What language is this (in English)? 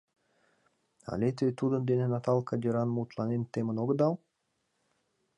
Mari